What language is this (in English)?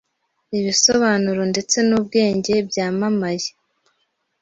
Kinyarwanda